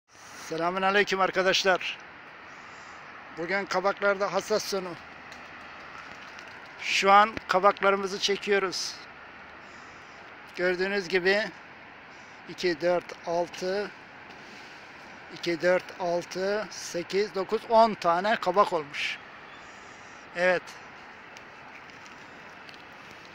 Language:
Turkish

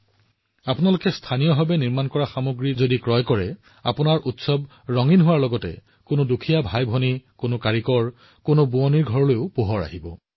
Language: Assamese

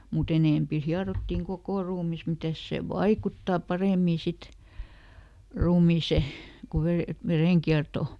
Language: Finnish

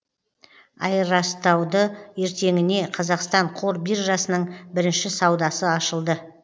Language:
Kazakh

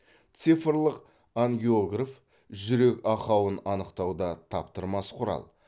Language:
Kazakh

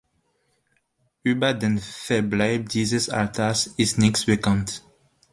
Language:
German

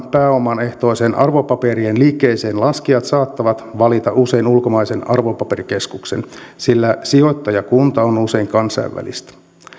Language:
Finnish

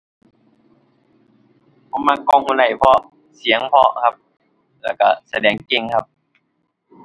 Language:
Thai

